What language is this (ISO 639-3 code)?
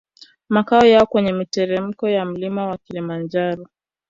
swa